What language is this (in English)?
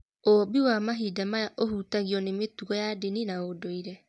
Kikuyu